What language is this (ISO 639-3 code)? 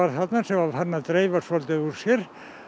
isl